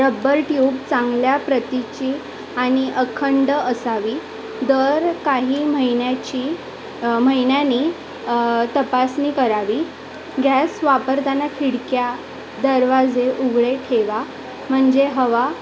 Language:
Marathi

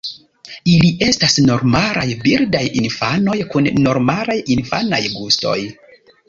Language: Esperanto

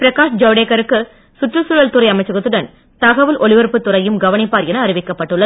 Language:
Tamil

